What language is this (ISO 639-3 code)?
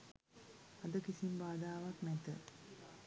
sin